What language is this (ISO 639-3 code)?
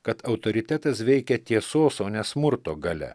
lit